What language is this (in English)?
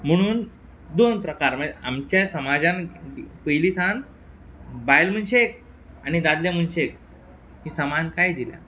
Konkani